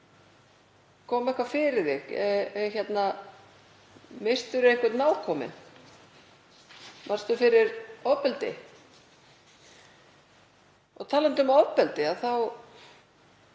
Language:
Icelandic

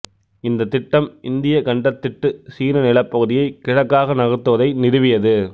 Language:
Tamil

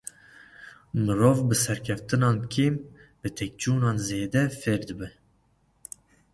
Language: Kurdish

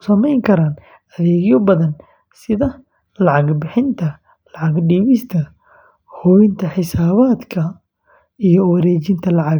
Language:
Somali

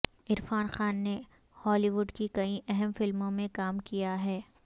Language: Urdu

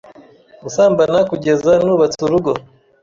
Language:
Kinyarwanda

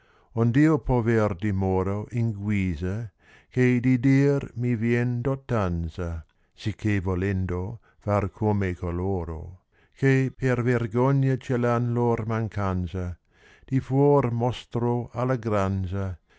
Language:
Italian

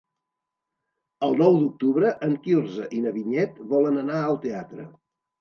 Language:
Catalan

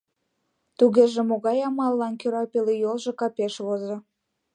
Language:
Mari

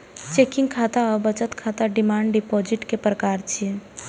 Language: Maithili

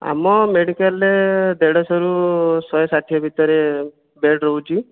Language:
Odia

